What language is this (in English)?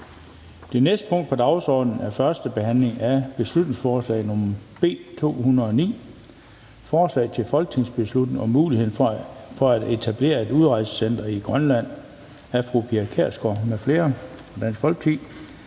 Danish